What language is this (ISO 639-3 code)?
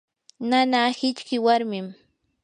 qur